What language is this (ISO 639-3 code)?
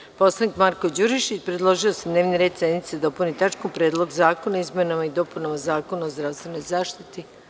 srp